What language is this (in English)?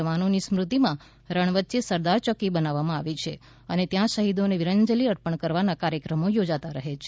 Gujarati